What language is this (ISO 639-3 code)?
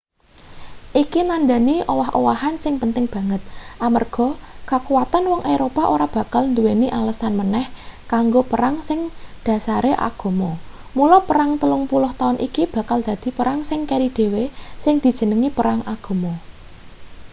jav